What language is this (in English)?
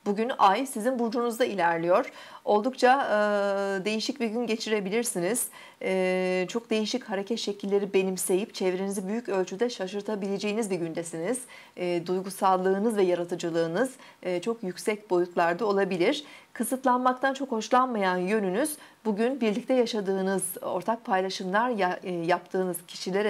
Turkish